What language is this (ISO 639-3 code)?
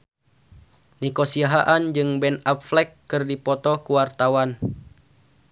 sun